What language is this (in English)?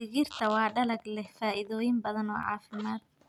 Somali